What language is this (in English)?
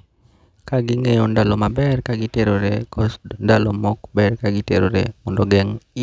Luo (Kenya and Tanzania)